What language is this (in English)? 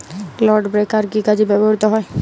Bangla